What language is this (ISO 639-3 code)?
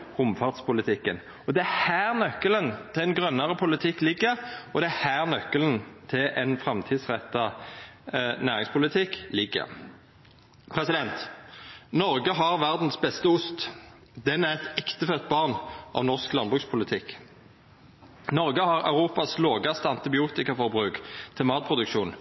nno